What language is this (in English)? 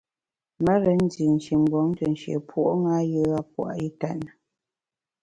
Bamun